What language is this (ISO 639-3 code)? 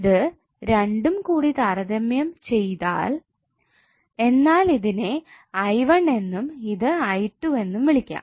mal